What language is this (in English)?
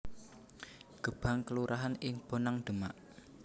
Javanese